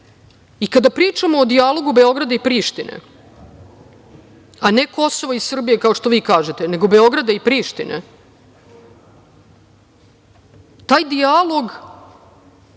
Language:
Serbian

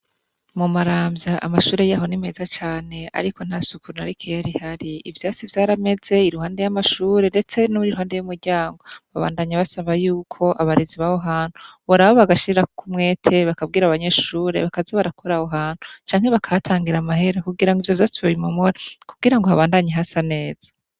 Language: Rundi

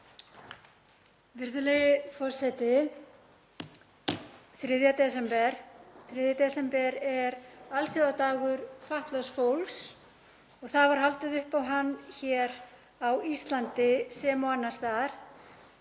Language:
Icelandic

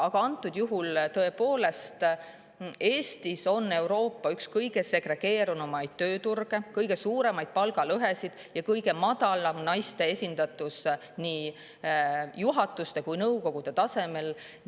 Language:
Estonian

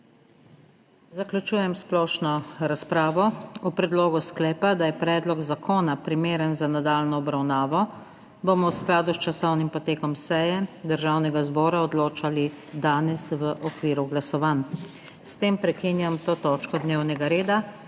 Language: Slovenian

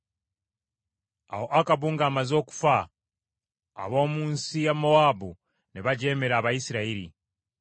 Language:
Ganda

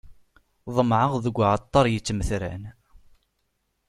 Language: Kabyle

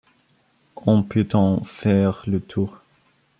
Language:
French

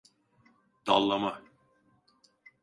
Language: Turkish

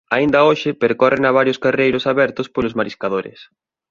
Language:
Galician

